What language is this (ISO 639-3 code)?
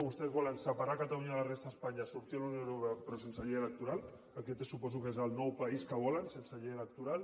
cat